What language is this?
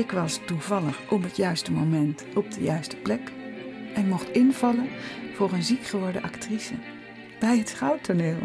Dutch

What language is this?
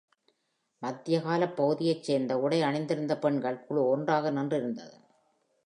Tamil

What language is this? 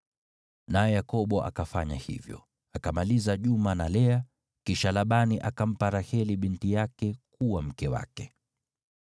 Swahili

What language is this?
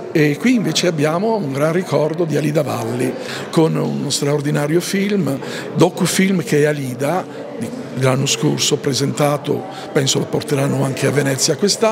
Italian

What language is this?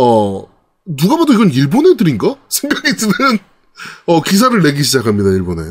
Korean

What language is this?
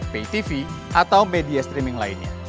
Indonesian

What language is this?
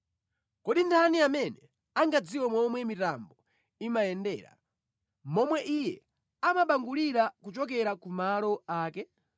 Nyanja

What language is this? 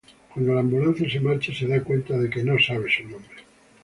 Spanish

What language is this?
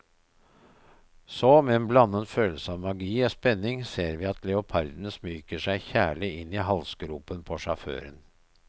Norwegian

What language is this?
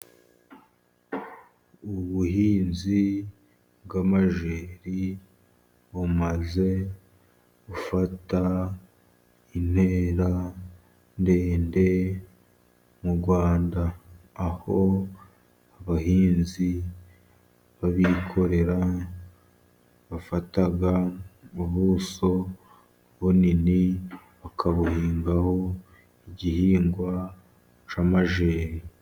Kinyarwanda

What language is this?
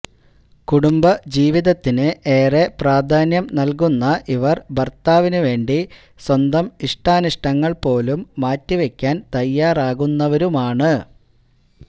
Malayalam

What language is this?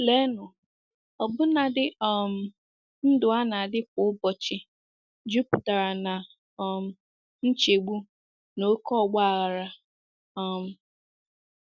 Igbo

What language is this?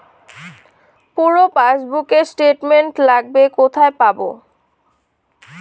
Bangla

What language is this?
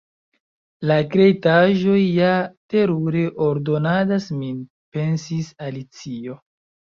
Esperanto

